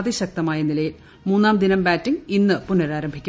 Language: Malayalam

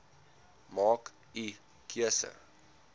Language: Afrikaans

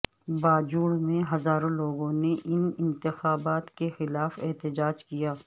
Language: Urdu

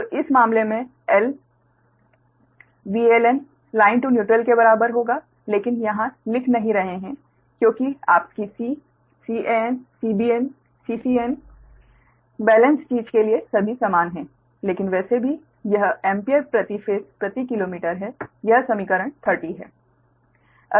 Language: Hindi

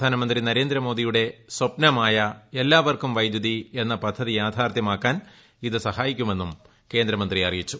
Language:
Malayalam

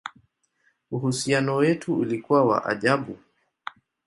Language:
Swahili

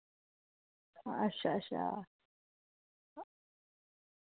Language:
Dogri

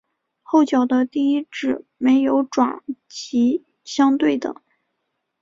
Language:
Chinese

